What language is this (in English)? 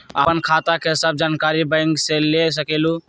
Magahi